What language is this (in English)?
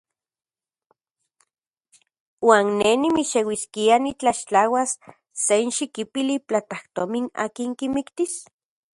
Central Puebla Nahuatl